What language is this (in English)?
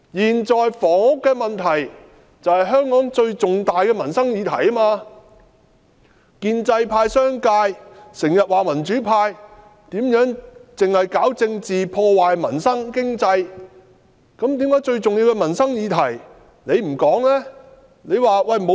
Cantonese